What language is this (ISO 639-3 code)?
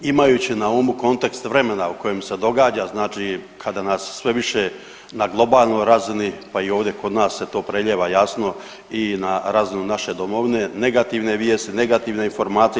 hrv